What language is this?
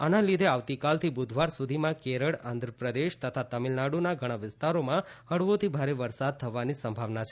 Gujarati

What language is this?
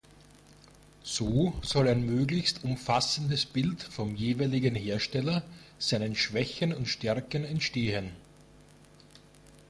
German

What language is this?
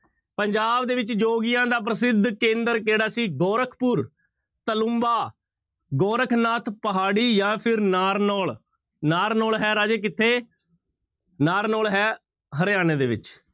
Punjabi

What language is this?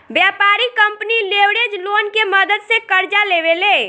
Bhojpuri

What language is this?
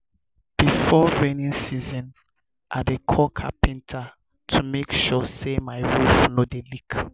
Nigerian Pidgin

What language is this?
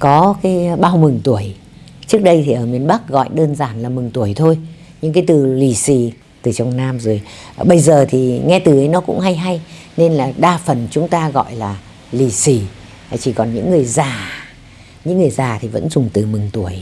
Vietnamese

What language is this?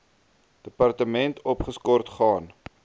Afrikaans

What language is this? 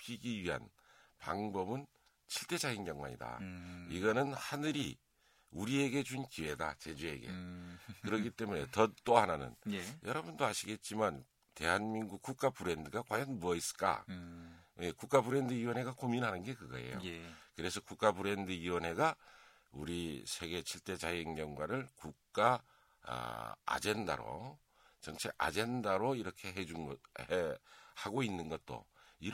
Korean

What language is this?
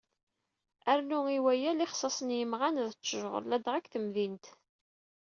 Kabyle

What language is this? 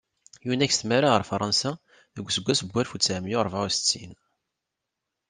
Kabyle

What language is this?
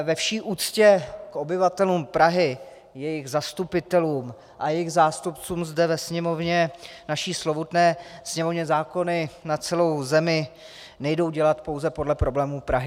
Czech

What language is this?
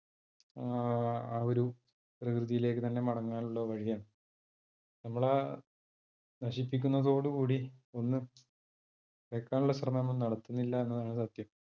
Malayalam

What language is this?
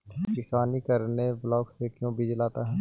Magahi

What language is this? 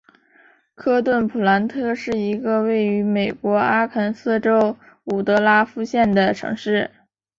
Chinese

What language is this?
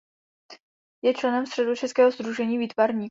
Czech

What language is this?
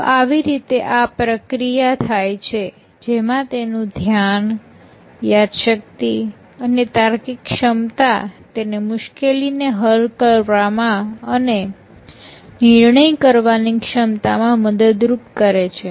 Gujarati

